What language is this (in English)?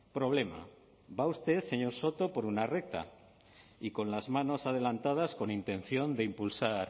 Spanish